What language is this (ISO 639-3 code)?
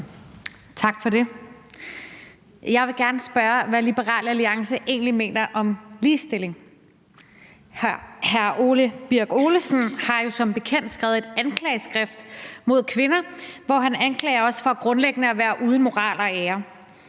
dan